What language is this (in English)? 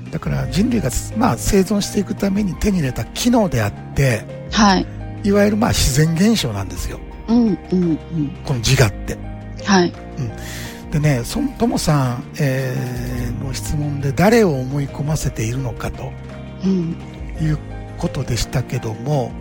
Japanese